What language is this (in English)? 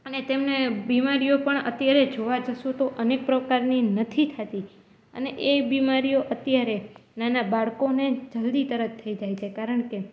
Gujarati